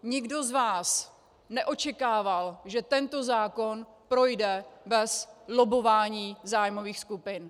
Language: Czech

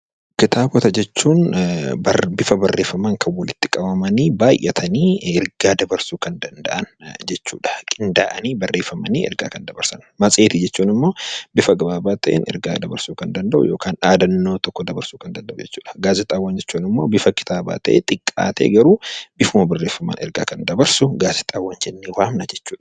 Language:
Oromo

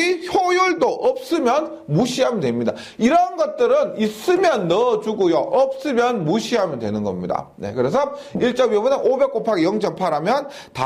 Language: Korean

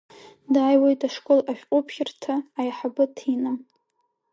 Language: Abkhazian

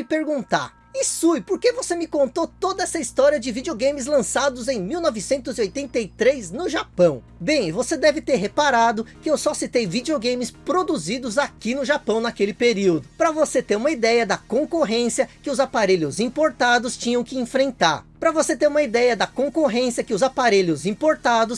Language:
Portuguese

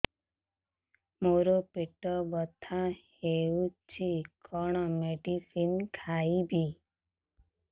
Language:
Odia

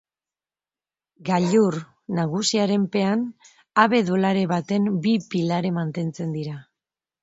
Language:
Basque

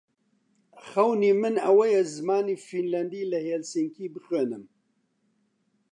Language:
Central Kurdish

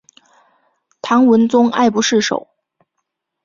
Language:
Chinese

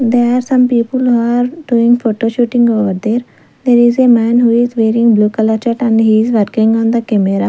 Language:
English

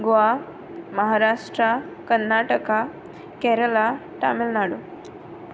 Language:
Konkani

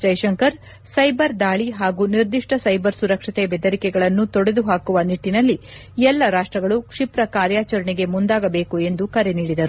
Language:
Kannada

